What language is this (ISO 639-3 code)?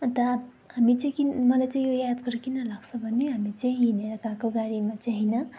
nep